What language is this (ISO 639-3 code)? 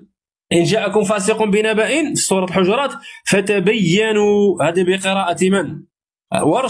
ara